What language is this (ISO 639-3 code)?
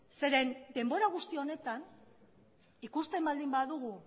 eus